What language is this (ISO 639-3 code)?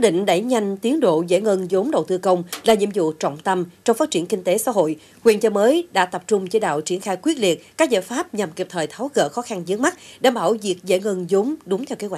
vie